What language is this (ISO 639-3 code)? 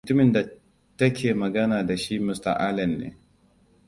hau